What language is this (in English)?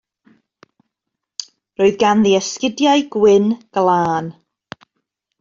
Welsh